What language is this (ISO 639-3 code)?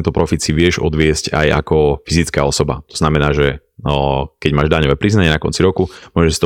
slk